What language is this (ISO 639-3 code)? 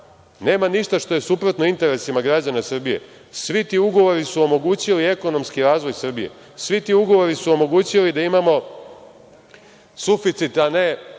srp